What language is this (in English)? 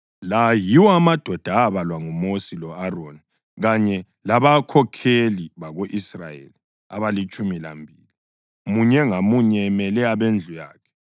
North Ndebele